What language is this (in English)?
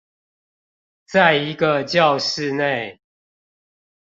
Chinese